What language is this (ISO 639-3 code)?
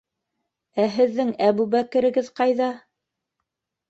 bak